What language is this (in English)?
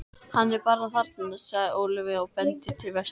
Icelandic